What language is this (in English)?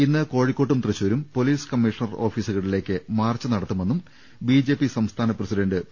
Malayalam